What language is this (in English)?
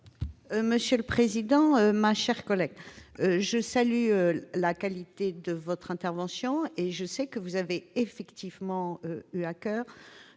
French